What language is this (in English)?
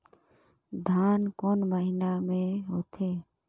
Chhattisgarhi